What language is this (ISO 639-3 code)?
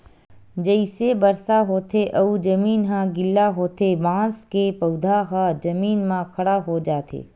hne